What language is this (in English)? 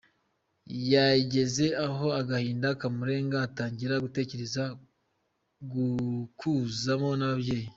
Kinyarwanda